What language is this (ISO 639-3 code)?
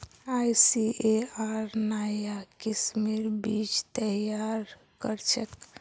mag